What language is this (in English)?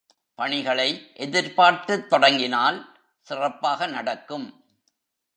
Tamil